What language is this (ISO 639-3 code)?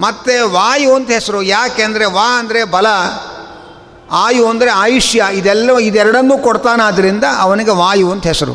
kan